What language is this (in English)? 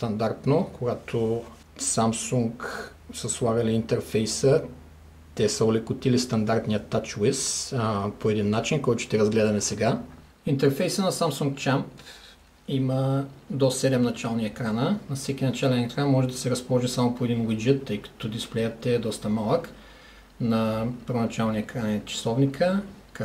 Bulgarian